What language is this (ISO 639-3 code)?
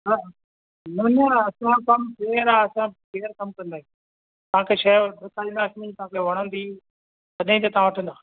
snd